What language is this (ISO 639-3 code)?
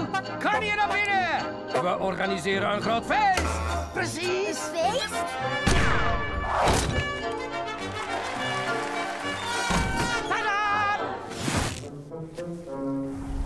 nld